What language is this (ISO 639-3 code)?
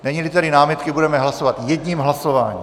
ces